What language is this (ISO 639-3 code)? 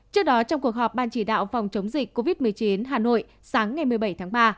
vie